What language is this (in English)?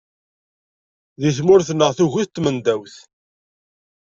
Kabyle